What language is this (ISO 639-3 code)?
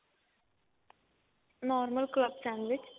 pan